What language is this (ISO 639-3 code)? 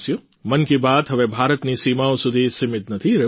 guj